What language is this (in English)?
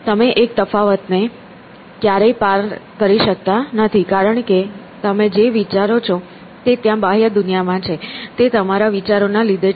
Gujarati